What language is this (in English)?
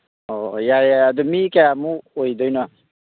Manipuri